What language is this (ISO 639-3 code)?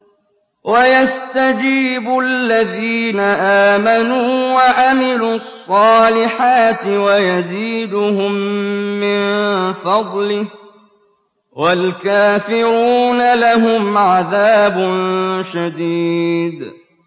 ara